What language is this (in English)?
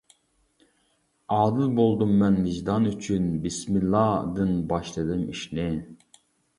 Uyghur